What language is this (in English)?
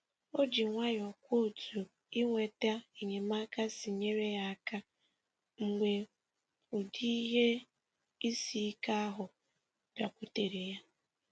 Igbo